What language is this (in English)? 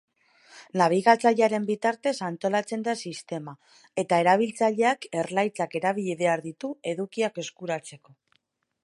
Basque